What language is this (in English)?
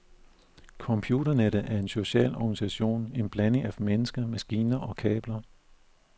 Danish